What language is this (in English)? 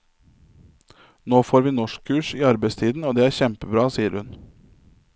Norwegian